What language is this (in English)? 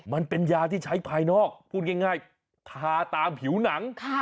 Thai